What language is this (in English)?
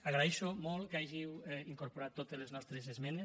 Catalan